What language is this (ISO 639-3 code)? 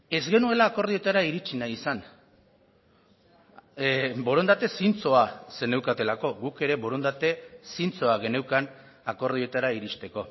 eus